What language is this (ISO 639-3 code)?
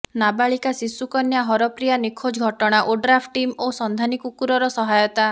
ori